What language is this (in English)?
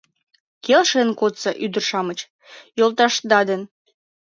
Mari